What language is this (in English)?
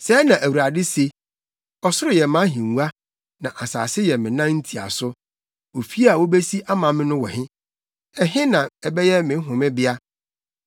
Akan